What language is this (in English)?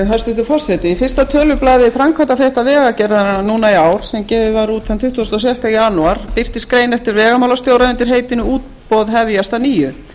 Icelandic